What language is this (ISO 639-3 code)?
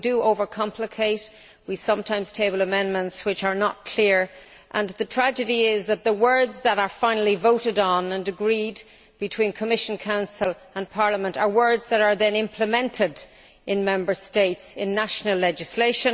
eng